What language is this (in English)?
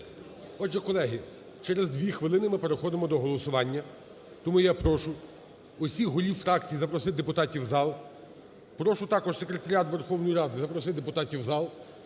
Ukrainian